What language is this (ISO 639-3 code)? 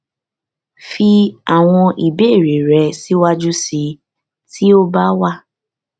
yor